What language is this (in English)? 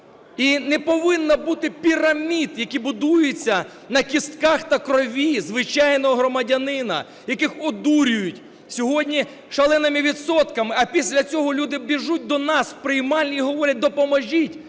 Ukrainian